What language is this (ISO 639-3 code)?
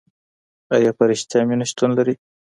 pus